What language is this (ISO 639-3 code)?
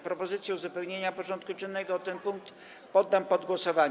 pol